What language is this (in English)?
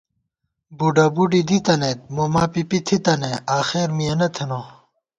Gawar-Bati